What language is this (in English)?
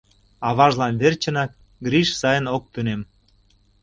Mari